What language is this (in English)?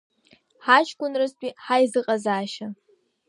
Abkhazian